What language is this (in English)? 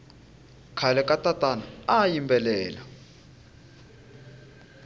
Tsonga